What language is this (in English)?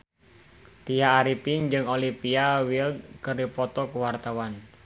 Sundanese